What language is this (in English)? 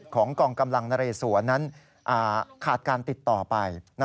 Thai